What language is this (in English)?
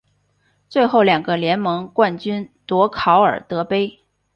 Chinese